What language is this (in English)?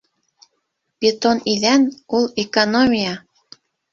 Bashkir